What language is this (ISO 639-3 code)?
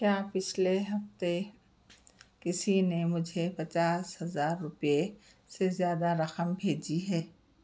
urd